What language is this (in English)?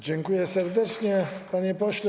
Polish